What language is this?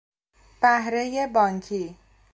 Persian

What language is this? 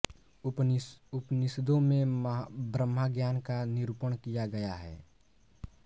Hindi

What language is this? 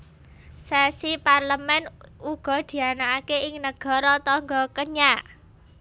Javanese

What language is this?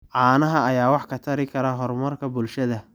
Somali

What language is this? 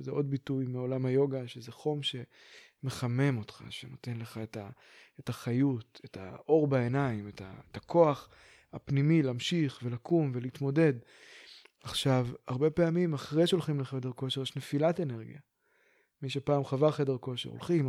Hebrew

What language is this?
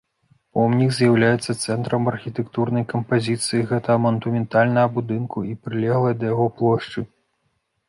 Belarusian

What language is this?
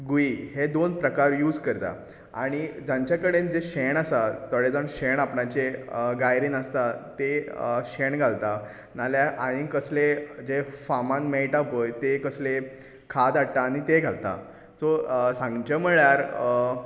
Konkani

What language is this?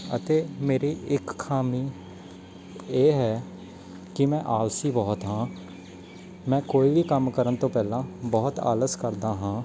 Punjabi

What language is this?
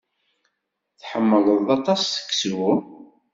Kabyle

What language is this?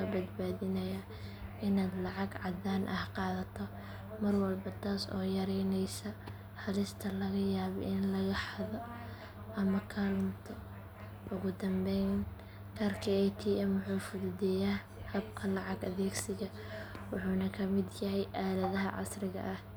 Somali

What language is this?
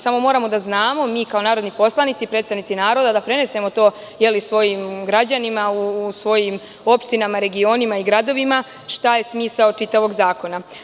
Serbian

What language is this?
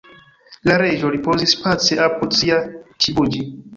Esperanto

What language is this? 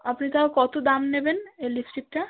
Bangla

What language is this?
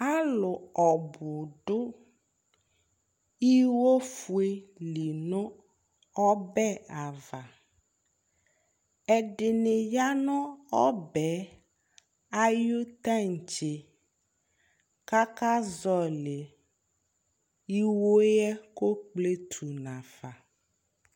Ikposo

